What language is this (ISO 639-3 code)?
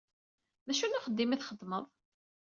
kab